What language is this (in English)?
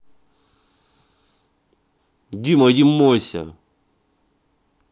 Russian